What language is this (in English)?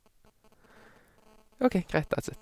Norwegian